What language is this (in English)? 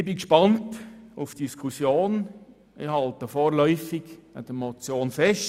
Swiss German